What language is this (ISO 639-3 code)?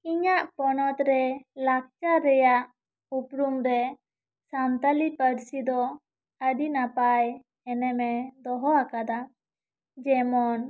sat